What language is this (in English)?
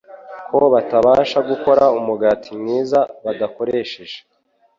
Kinyarwanda